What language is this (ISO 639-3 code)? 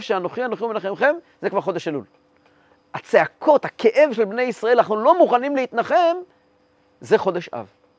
heb